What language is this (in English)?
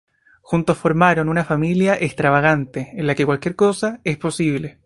Spanish